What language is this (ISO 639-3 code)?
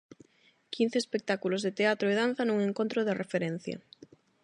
glg